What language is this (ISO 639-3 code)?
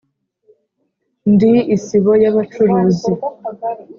kin